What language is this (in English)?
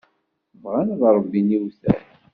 Kabyle